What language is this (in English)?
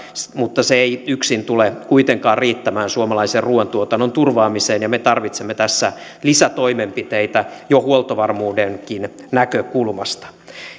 Finnish